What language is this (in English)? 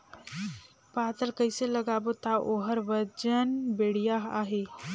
Chhattisgarhi